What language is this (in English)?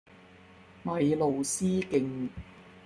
Cantonese